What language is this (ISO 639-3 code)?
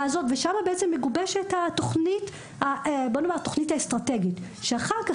heb